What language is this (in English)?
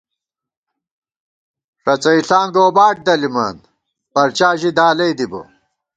Gawar-Bati